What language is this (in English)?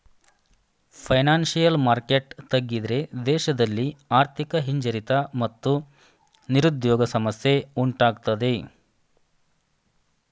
Kannada